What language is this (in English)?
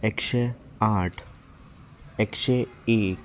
Konkani